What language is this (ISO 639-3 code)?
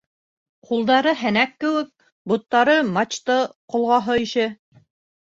bak